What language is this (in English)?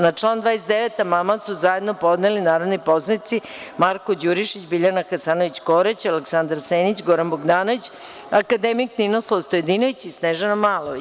Serbian